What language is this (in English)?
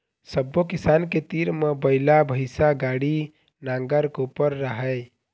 Chhattisgarhi